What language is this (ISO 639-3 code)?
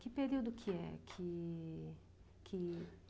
por